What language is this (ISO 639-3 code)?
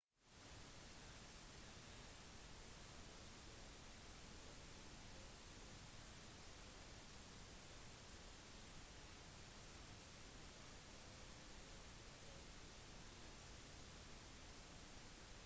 nob